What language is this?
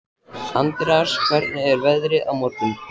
Icelandic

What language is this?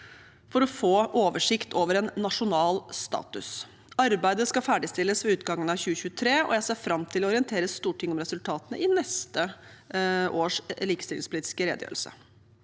Norwegian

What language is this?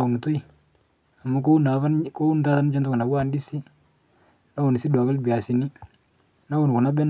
Masai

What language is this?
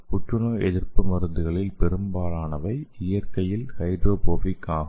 Tamil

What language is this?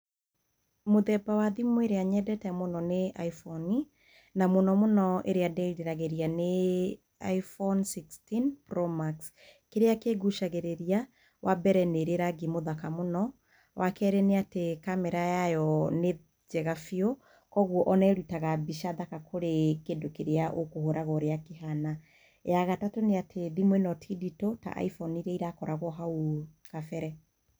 Kikuyu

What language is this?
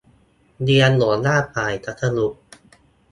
Thai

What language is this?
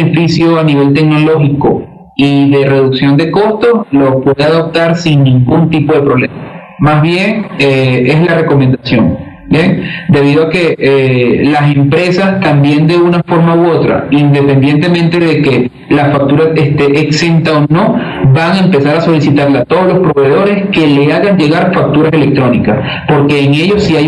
Spanish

